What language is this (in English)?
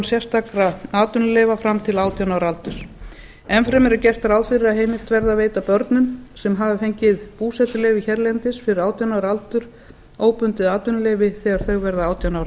Icelandic